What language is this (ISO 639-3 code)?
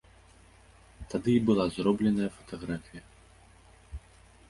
bel